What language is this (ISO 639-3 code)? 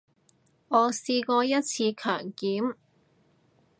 yue